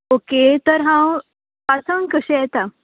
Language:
Konkani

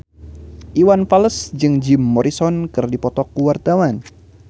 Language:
Sundanese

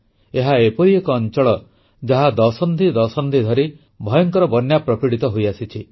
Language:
Odia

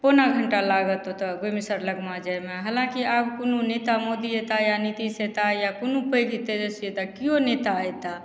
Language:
Maithili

